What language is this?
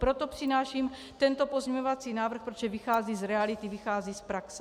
Czech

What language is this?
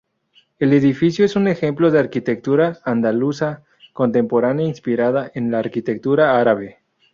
Spanish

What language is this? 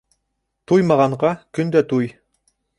Bashkir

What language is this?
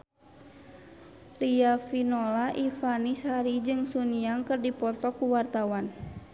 Sundanese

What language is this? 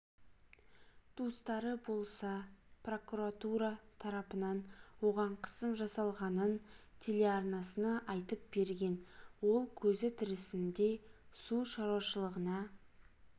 Kazakh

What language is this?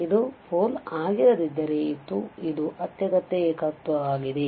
Kannada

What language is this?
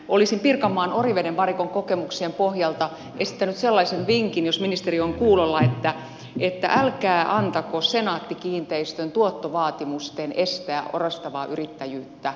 Finnish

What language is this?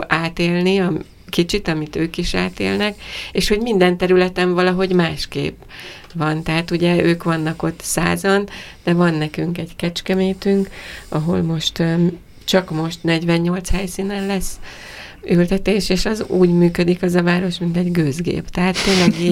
Hungarian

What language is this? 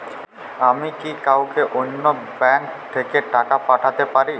Bangla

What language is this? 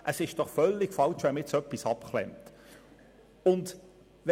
Swiss German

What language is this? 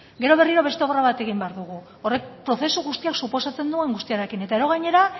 Basque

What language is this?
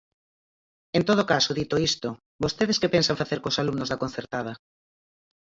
Galician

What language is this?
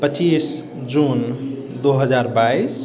Maithili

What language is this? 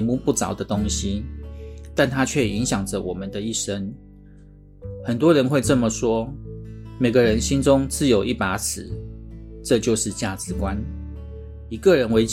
Chinese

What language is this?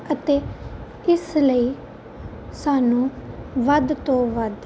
Punjabi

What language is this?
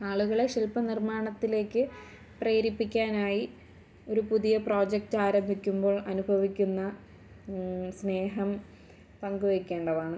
Malayalam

